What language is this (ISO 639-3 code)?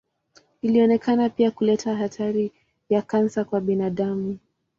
swa